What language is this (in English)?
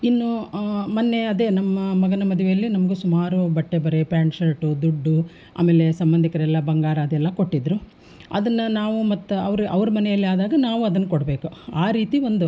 Kannada